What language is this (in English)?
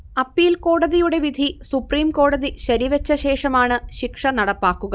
Malayalam